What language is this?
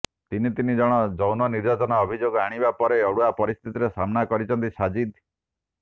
Odia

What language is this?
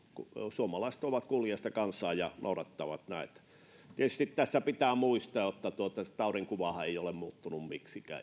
Finnish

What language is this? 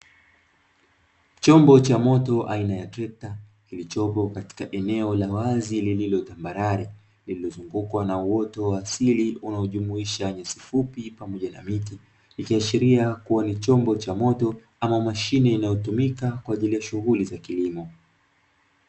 Swahili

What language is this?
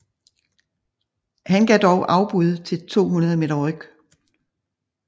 Danish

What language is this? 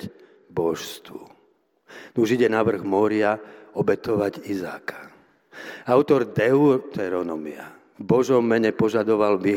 Slovak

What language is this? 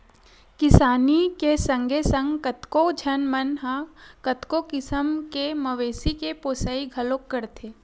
Chhattisgarhi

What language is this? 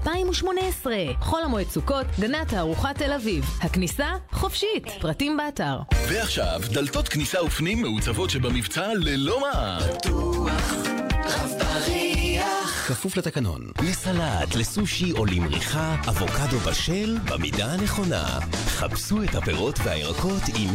Hebrew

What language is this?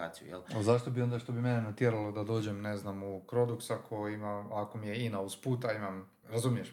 Croatian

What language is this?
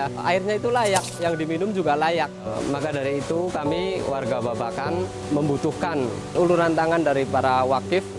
Indonesian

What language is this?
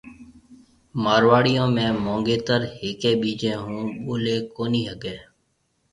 Marwari (Pakistan)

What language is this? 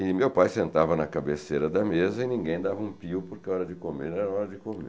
Portuguese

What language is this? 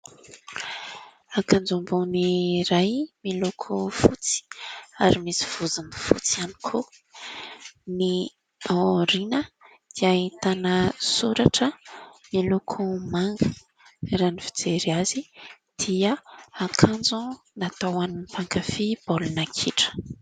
Malagasy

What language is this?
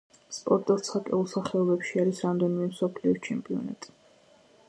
Georgian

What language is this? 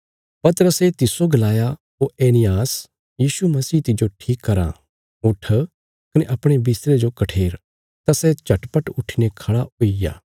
Bilaspuri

